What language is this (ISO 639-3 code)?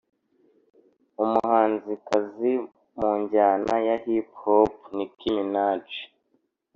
kin